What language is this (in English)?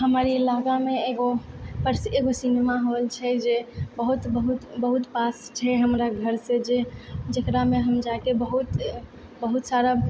Maithili